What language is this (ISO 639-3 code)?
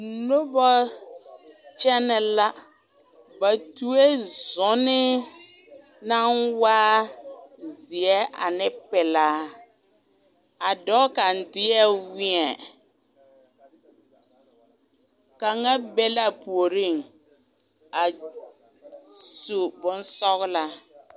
dga